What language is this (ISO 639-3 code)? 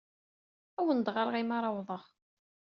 kab